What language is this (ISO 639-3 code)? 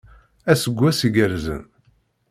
kab